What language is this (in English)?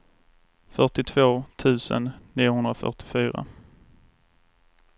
Swedish